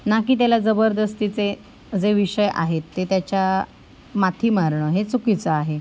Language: Marathi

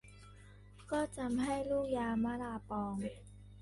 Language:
Thai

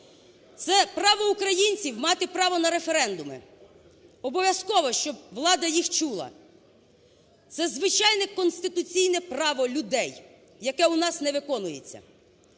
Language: Ukrainian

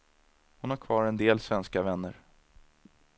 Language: Swedish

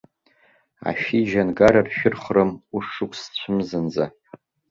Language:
Abkhazian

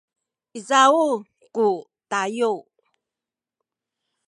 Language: Sakizaya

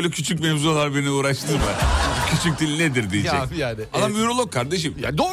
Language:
Turkish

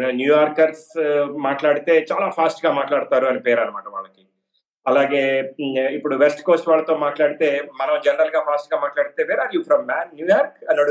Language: Telugu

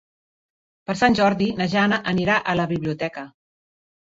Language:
Catalan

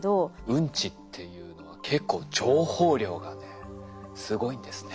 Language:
Japanese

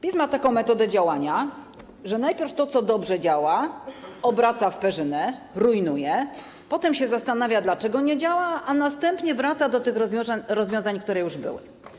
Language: Polish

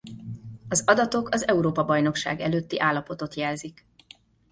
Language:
Hungarian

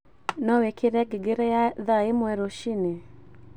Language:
Kikuyu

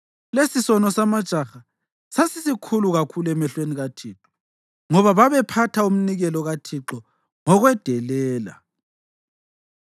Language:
North Ndebele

